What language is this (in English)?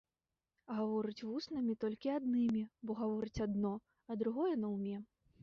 Belarusian